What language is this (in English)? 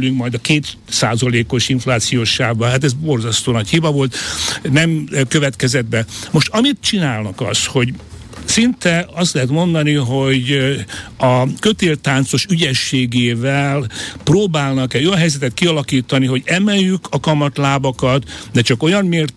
Hungarian